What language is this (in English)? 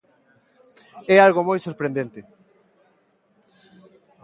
Galician